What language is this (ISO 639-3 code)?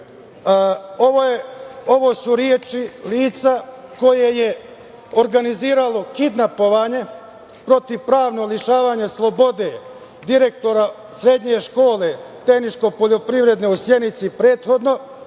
srp